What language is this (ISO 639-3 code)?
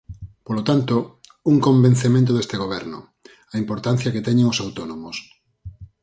glg